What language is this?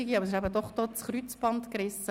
Swiss German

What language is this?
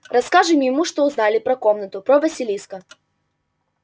Russian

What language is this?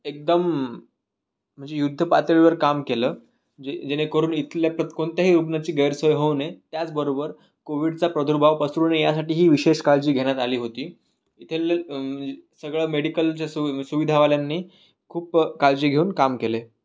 Marathi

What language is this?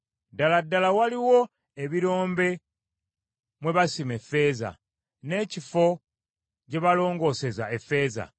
Ganda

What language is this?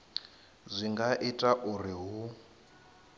Venda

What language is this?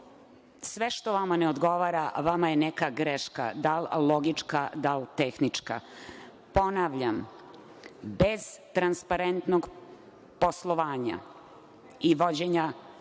Serbian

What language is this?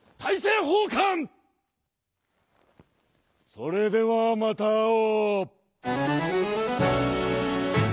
Japanese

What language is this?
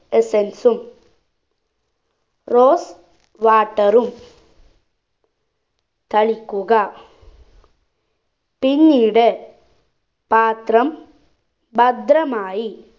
Malayalam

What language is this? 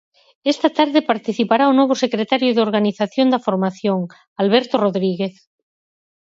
Galician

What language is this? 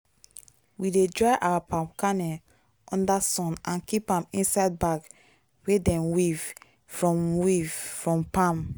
Nigerian Pidgin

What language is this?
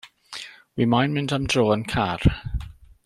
Welsh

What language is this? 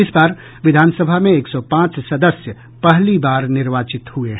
Hindi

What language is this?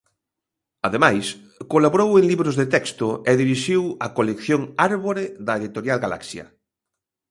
Galician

